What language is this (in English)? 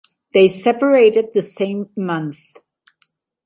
English